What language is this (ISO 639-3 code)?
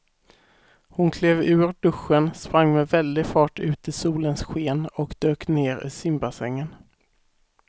swe